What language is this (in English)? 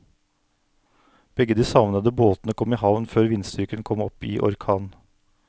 Norwegian